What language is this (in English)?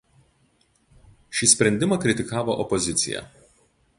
Lithuanian